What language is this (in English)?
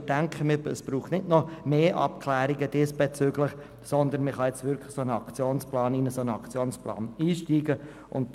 Swiss German